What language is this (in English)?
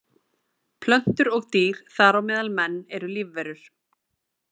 Icelandic